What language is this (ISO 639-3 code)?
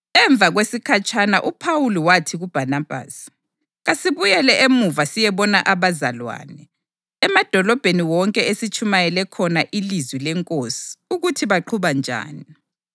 nde